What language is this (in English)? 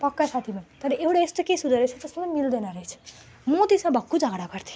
Nepali